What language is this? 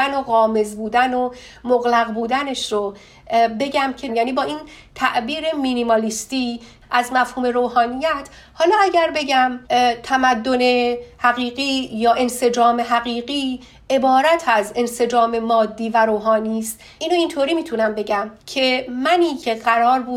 Persian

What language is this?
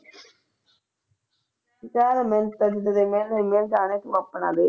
Punjabi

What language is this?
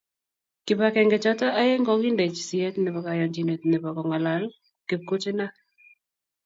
Kalenjin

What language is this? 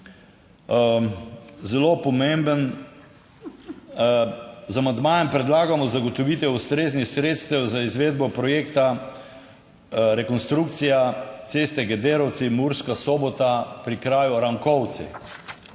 Slovenian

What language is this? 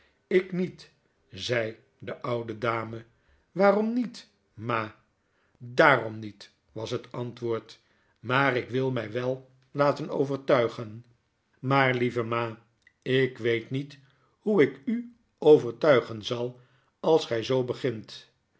Dutch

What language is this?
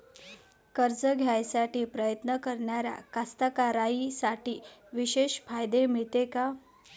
Marathi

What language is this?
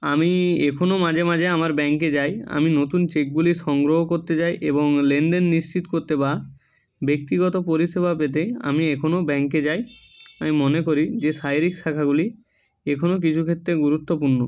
Bangla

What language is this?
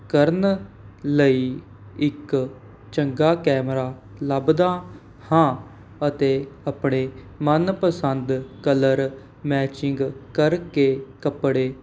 Punjabi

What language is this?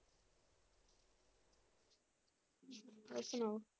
Punjabi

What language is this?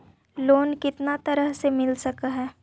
Magahi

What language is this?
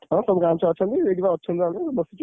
Odia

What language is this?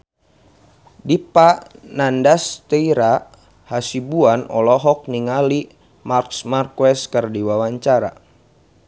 Sundanese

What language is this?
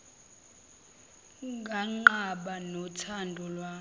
Zulu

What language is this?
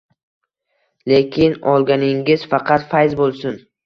Uzbek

